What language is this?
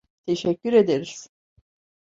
Turkish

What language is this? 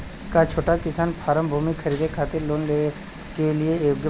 Bhojpuri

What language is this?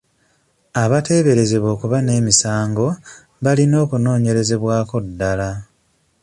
Ganda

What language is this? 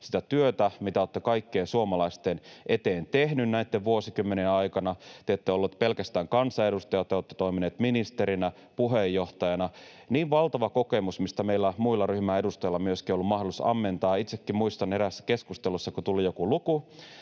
Finnish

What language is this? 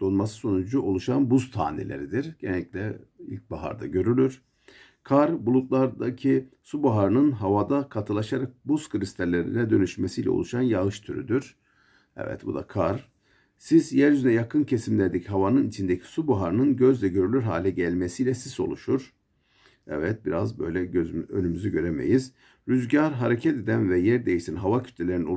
Turkish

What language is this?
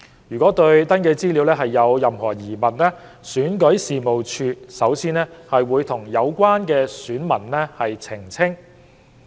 Cantonese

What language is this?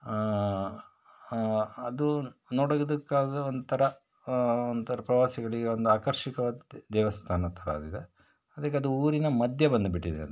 Kannada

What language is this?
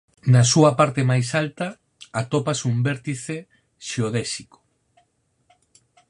Galician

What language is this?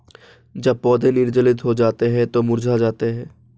Hindi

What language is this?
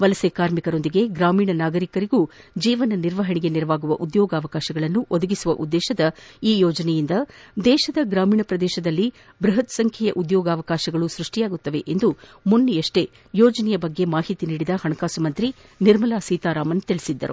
Kannada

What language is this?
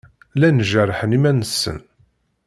Kabyle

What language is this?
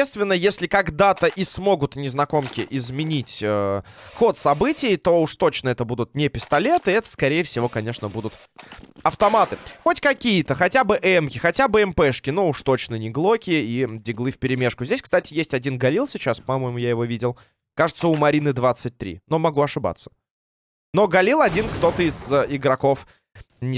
Russian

